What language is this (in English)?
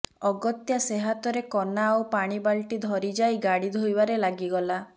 Odia